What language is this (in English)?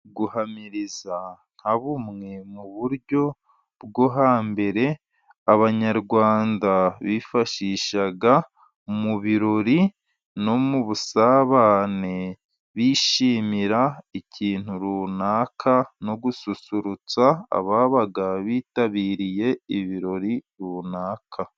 Kinyarwanda